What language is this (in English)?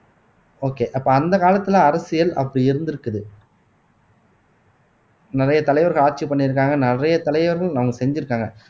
Tamil